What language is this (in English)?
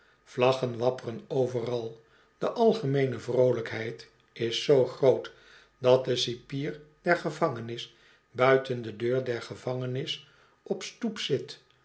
Dutch